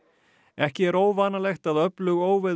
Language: Icelandic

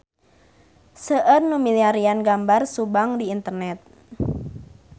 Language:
Sundanese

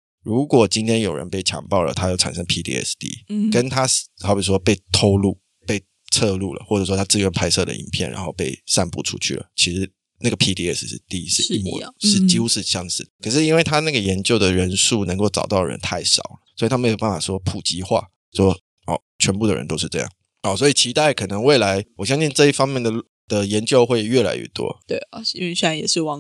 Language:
Chinese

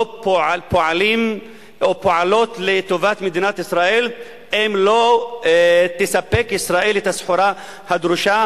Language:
Hebrew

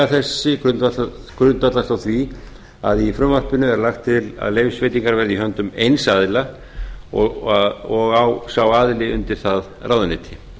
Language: Icelandic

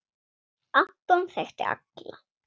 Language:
Icelandic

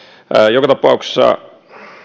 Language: Finnish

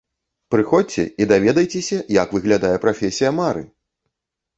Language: Belarusian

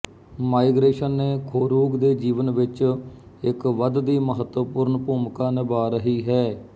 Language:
Punjabi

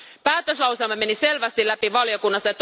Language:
Finnish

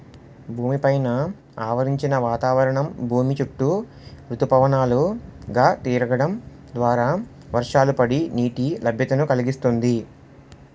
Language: Telugu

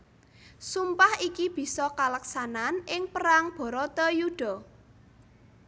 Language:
Javanese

